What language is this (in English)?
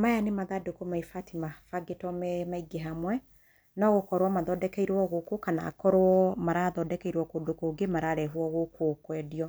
Kikuyu